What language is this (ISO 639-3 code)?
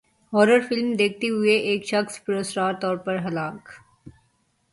urd